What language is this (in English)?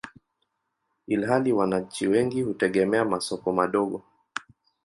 Swahili